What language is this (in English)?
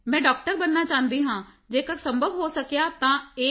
Punjabi